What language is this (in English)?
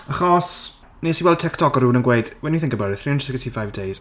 Welsh